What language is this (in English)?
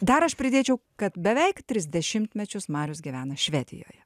Lithuanian